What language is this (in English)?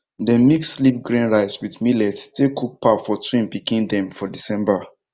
Nigerian Pidgin